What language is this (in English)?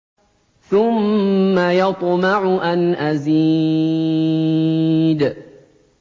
Arabic